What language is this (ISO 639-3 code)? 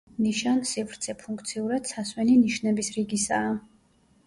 kat